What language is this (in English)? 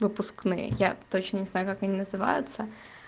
Russian